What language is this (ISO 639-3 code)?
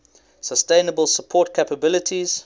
eng